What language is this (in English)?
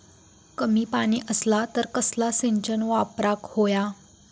Marathi